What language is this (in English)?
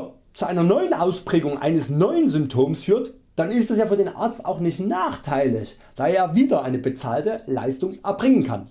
German